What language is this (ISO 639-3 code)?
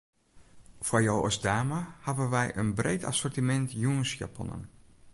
fry